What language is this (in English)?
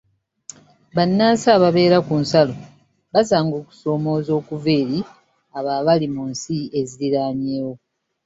Ganda